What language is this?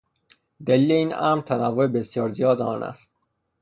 Persian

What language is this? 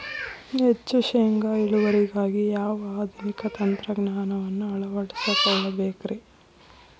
Kannada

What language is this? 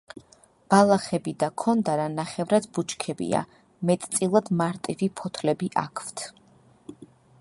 Georgian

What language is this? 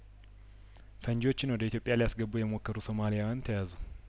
Amharic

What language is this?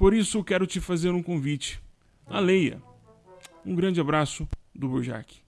Portuguese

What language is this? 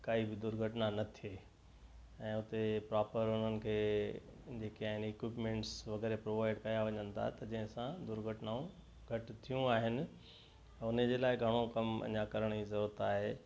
Sindhi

